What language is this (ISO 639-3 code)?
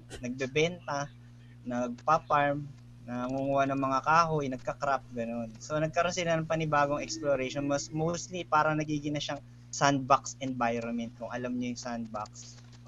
fil